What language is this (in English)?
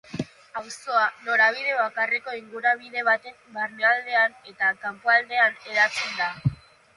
Basque